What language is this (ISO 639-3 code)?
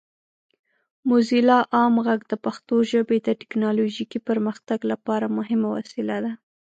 pus